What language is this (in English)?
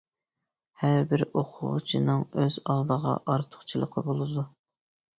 Uyghur